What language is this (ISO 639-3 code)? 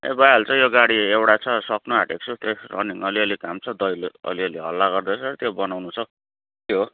nep